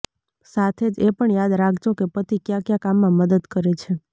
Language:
Gujarati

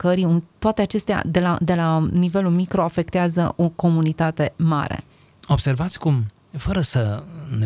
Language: Romanian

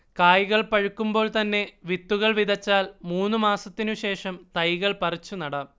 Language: Malayalam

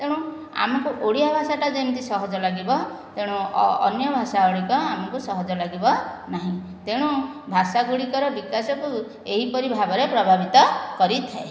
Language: Odia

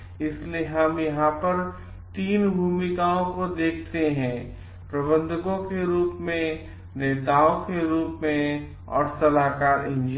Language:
Hindi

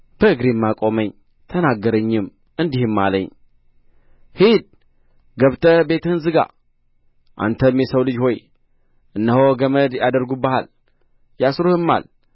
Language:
Amharic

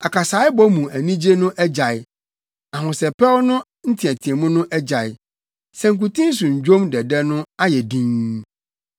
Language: Akan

